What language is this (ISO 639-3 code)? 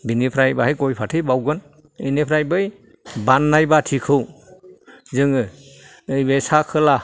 brx